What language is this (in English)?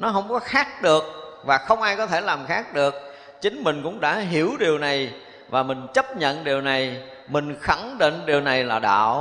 Vietnamese